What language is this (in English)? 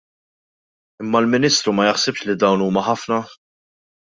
Maltese